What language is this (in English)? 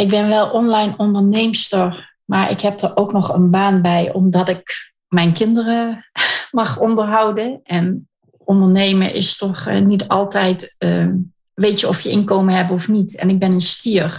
Dutch